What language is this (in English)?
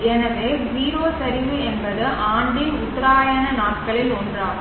Tamil